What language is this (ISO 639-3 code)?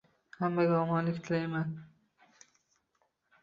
uzb